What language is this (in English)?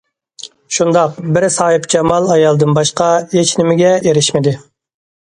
Uyghur